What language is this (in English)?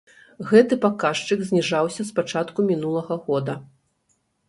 Belarusian